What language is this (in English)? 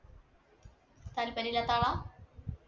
Malayalam